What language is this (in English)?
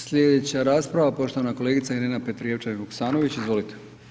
Croatian